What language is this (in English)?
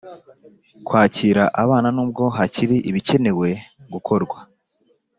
Kinyarwanda